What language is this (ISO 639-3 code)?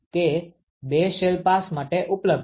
guj